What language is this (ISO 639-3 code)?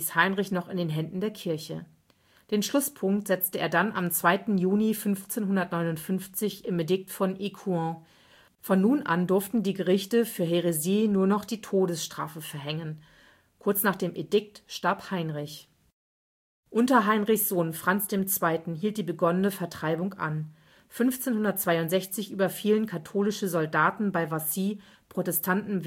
deu